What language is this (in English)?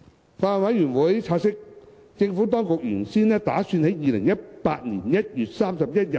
Cantonese